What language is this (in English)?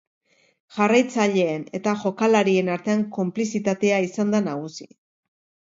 Basque